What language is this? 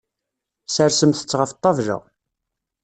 Kabyle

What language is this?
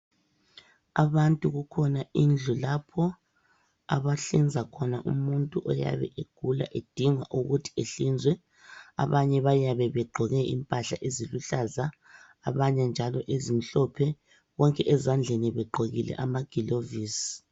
North Ndebele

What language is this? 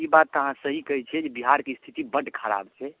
Maithili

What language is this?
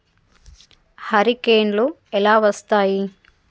Telugu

